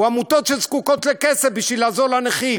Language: Hebrew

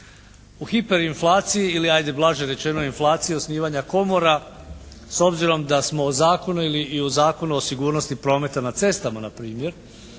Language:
Croatian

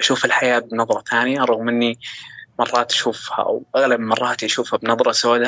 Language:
Arabic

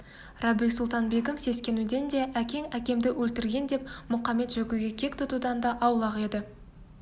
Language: Kazakh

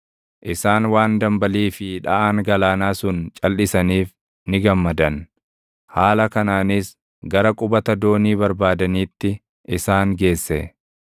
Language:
Oromo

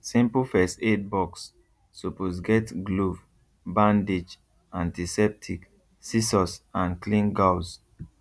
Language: Nigerian Pidgin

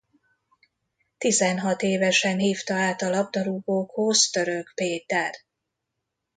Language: Hungarian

